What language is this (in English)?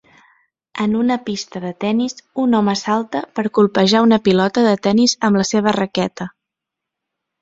Catalan